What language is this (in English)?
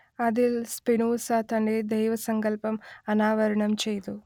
Malayalam